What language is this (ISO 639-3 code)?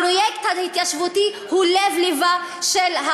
heb